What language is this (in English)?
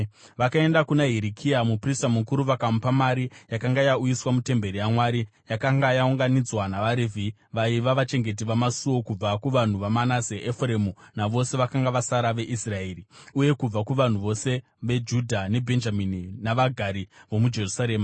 Shona